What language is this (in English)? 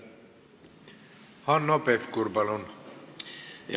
Estonian